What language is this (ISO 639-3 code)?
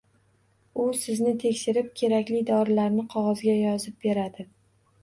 uzb